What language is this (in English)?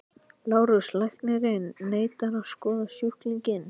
Icelandic